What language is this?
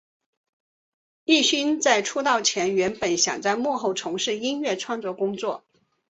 Chinese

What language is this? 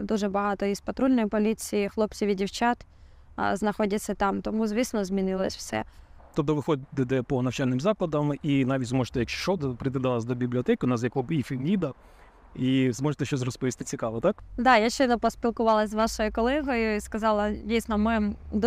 Ukrainian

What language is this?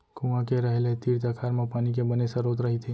Chhattisgarhi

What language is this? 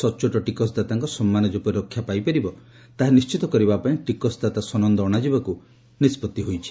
Odia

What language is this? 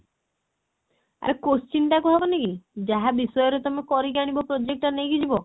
Odia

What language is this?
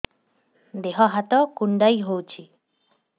Odia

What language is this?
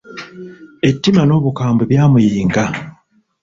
Ganda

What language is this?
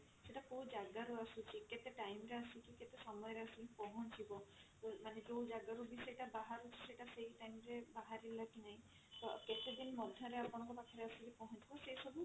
Odia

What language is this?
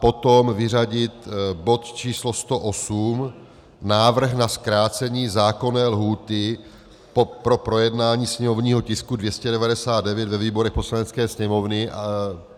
Czech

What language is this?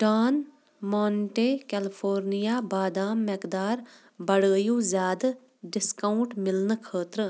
Kashmiri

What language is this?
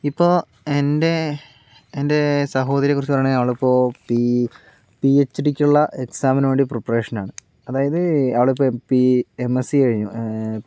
Malayalam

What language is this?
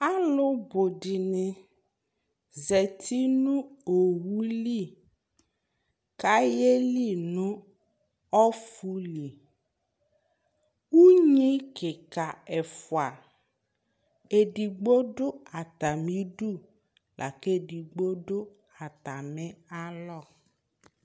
Ikposo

